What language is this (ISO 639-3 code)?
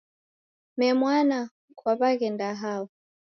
dav